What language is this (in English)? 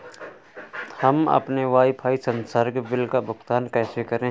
Hindi